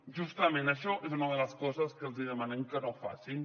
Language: Catalan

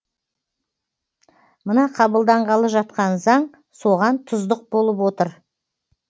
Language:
Kazakh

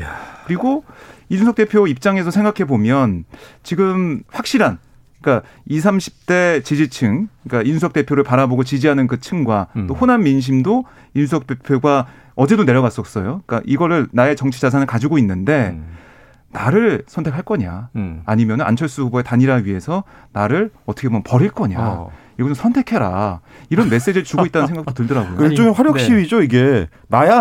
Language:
Korean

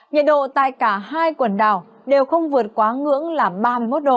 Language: Vietnamese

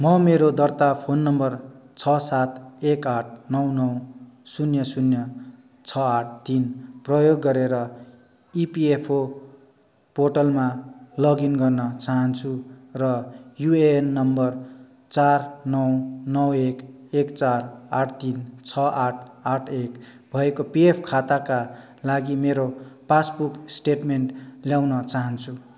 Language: Nepali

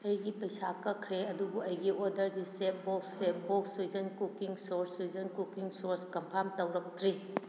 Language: Manipuri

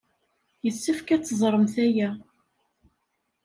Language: Kabyle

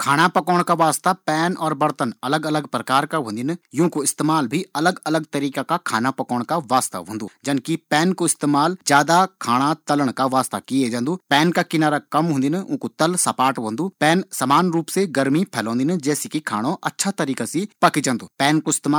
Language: Garhwali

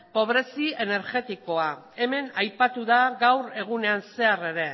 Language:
Basque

